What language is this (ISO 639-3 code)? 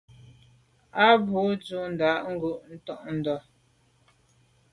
byv